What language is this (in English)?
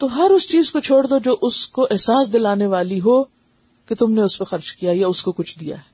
Urdu